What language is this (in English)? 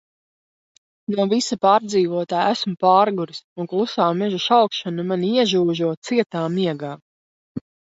Latvian